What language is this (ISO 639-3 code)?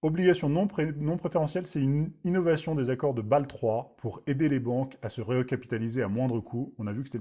fra